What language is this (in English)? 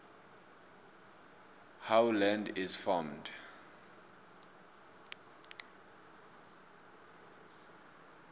South Ndebele